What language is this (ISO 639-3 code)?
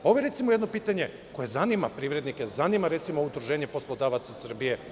srp